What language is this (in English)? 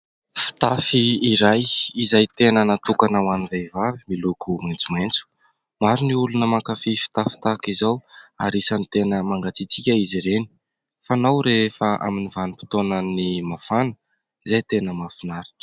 Malagasy